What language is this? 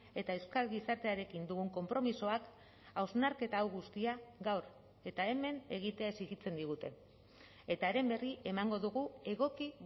Basque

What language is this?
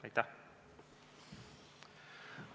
Estonian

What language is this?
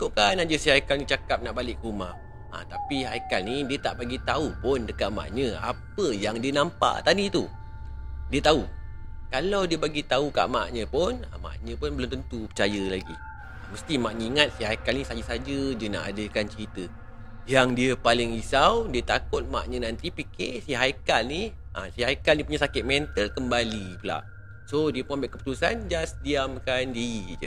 Malay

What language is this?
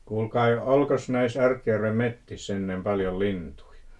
Finnish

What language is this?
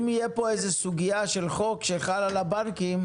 Hebrew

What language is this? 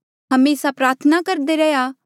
Mandeali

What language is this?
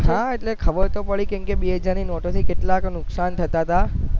Gujarati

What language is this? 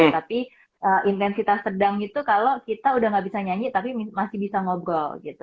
Indonesian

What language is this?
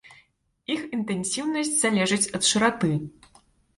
Belarusian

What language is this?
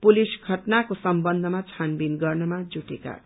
Nepali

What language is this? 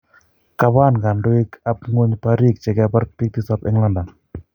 Kalenjin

